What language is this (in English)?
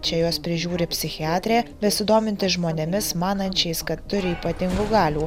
Lithuanian